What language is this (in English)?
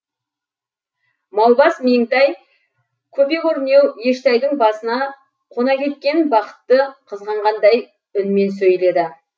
Kazakh